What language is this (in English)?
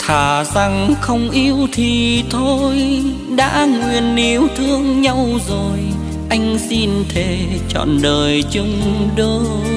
Vietnamese